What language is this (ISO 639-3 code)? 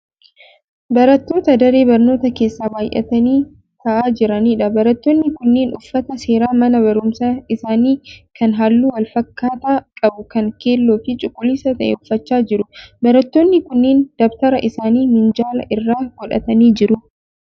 orm